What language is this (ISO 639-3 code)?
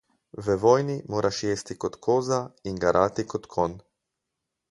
slv